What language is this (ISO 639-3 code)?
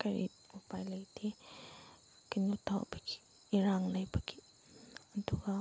mni